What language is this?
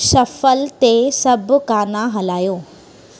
Sindhi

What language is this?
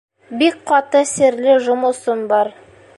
Bashkir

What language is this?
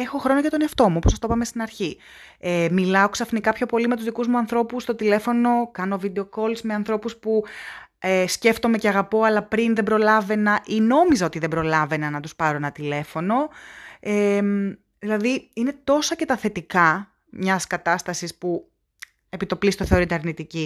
Greek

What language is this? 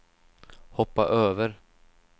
Swedish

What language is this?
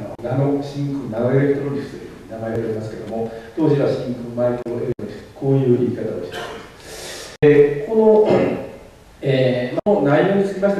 Japanese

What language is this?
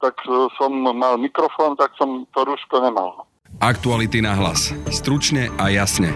Slovak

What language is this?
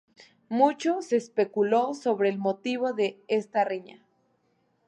Spanish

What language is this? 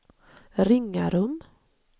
Swedish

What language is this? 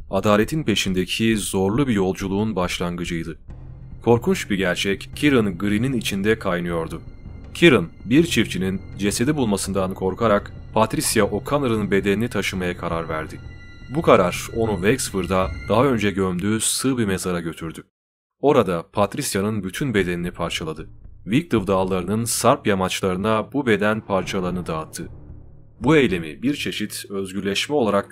Turkish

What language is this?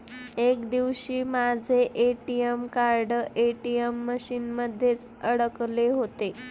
Marathi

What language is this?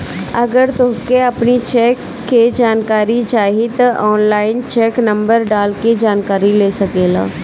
Bhojpuri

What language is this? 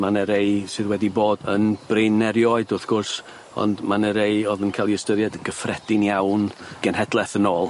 Welsh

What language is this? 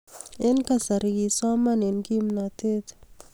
Kalenjin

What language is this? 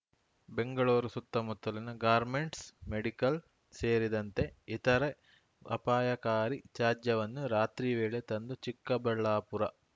Kannada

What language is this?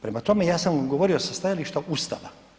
Croatian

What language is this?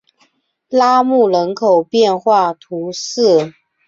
Chinese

